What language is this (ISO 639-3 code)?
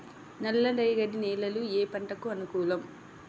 tel